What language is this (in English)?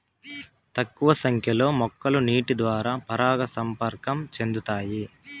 Telugu